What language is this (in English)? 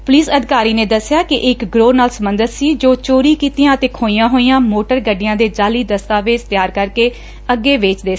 Punjabi